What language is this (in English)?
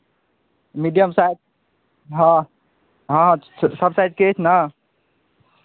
Maithili